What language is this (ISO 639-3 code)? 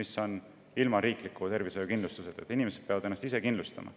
est